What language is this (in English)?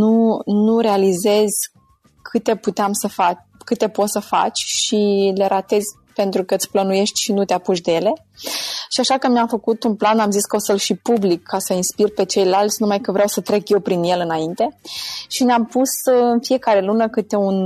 Romanian